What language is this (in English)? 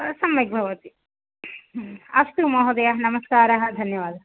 Sanskrit